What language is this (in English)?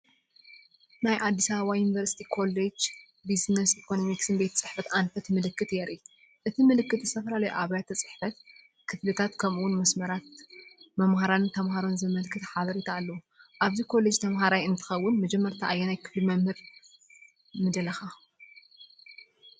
Tigrinya